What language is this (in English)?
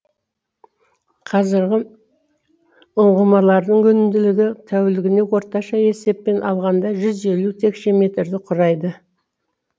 Kazakh